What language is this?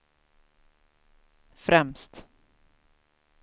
Swedish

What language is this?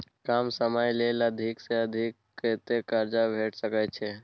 Maithili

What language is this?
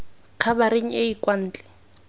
Tswana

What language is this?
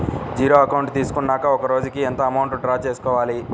Telugu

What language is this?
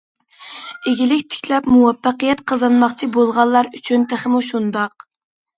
Uyghur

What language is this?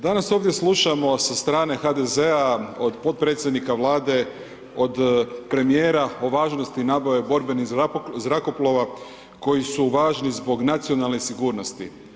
Croatian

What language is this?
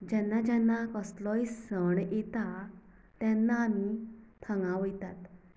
Konkani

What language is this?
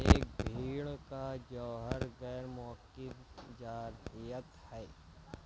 Urdu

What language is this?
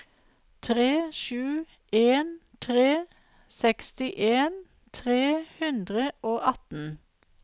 Norwegian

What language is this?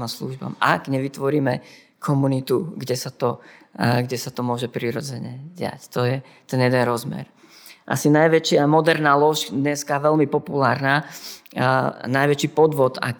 Slovak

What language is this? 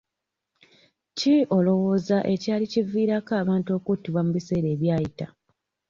Ganda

